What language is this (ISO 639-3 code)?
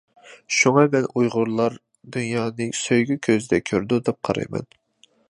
uig